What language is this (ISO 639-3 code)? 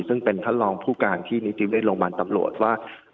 tha